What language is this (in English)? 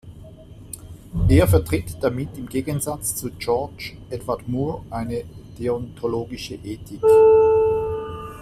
German